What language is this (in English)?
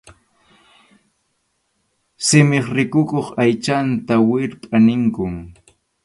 Arequipa-La Unión Quechua